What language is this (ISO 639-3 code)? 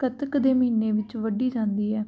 pan